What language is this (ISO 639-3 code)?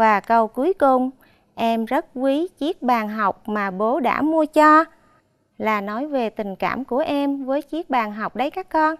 vie